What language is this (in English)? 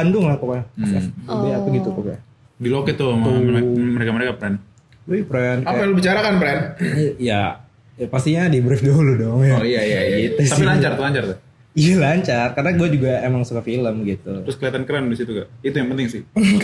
Indonesian